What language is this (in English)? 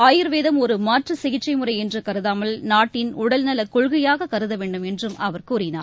Tamil